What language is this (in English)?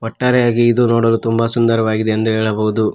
Kannada